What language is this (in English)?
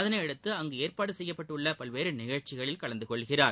Tamil